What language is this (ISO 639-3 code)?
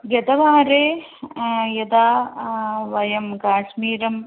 san